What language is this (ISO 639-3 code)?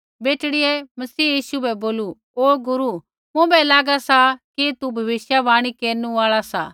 kfx